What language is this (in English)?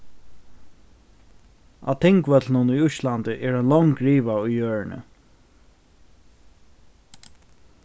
Faroese